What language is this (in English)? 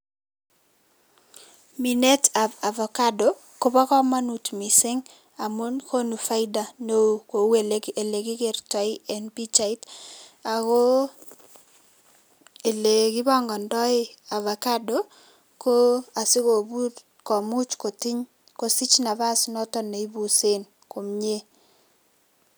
Kalenjin